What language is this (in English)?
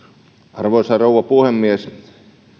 Finnish